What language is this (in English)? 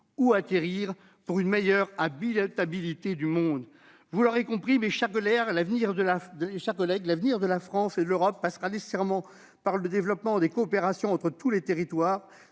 French